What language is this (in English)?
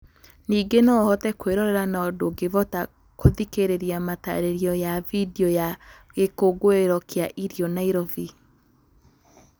Kikuyu